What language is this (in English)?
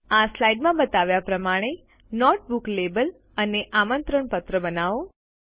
Gujarati